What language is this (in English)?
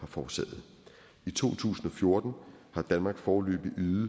Danish